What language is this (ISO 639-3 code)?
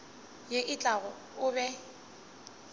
nso